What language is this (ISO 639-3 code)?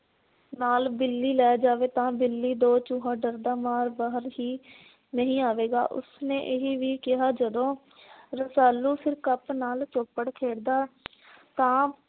pan